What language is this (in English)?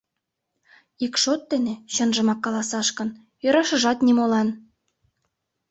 Mari